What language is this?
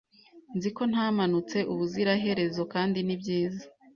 Kinyarwanda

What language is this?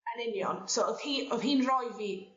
Welsh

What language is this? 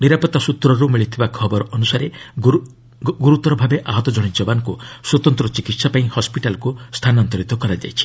Odia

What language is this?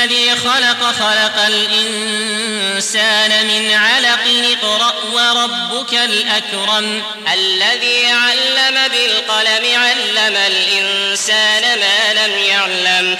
Arabic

